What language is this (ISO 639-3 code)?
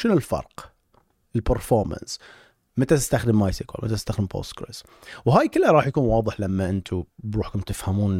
ara